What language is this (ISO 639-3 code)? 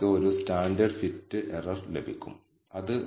mal